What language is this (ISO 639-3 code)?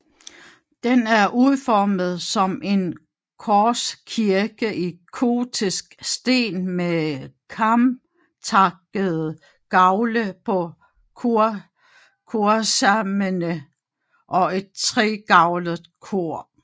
dan